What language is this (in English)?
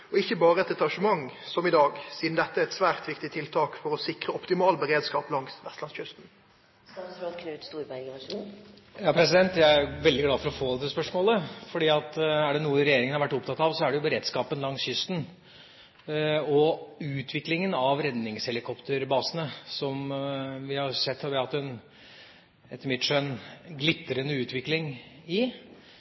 Norwegian